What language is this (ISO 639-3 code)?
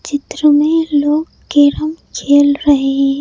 hin